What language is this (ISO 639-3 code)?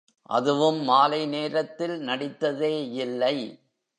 tam